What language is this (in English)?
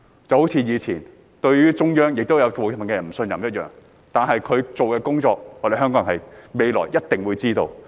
Cantonese